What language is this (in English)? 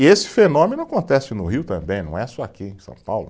Portuguese